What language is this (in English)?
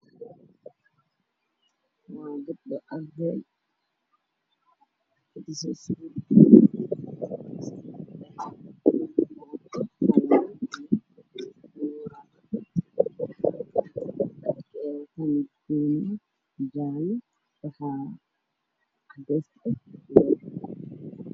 Somali